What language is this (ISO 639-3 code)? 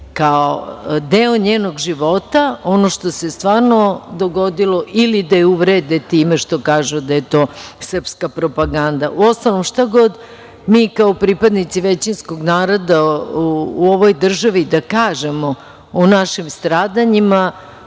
srp